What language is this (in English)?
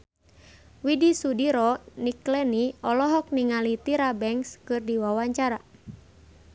Sundanese